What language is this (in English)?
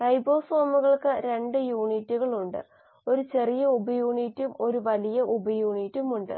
Malayalam